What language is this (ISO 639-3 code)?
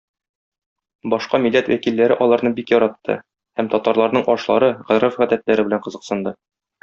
tat